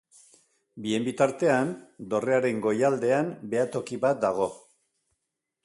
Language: Basque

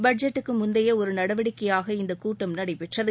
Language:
Tamil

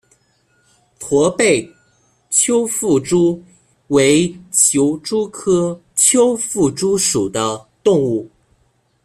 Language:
Chinese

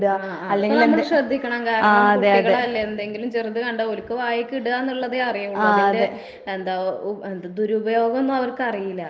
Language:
Malayalam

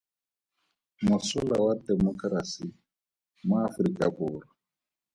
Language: Tswana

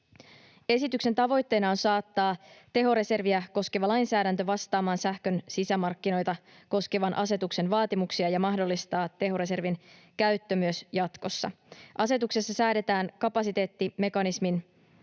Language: Finnish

